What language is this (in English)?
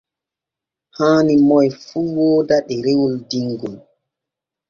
Borgu Fulfulde